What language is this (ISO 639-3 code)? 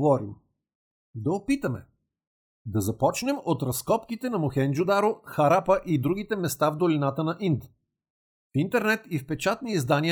bul